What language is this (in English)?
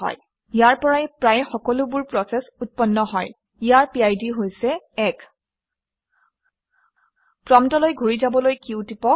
Assamese